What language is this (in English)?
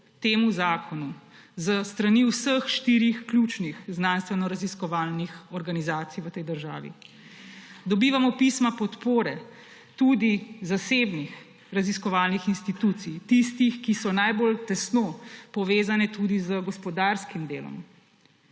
Slovenian